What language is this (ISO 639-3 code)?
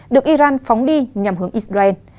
vie